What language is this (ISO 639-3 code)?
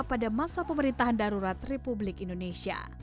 ind